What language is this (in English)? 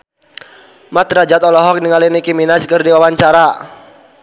Sundanese